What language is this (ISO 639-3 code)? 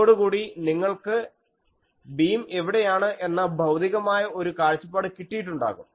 mal